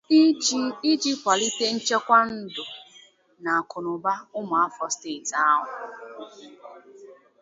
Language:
Igbo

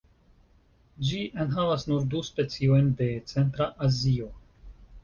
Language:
Esperanto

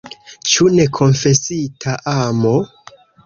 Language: Esperanto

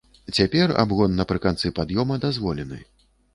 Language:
Belarusian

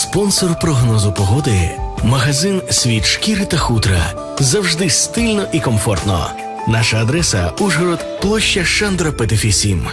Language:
Ukrainian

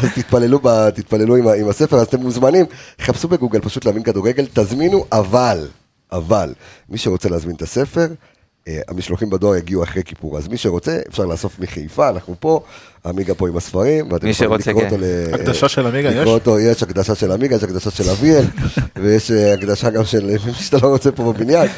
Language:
Hebrew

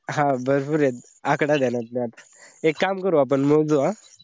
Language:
Marathi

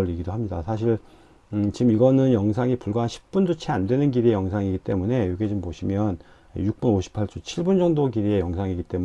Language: Korean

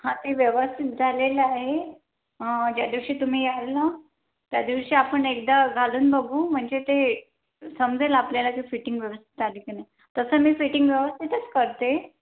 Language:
Marathi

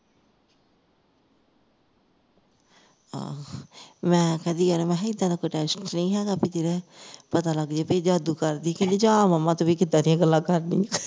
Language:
Punjabi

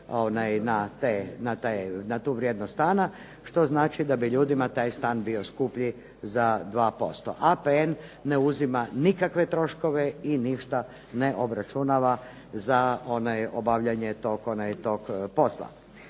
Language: Croatian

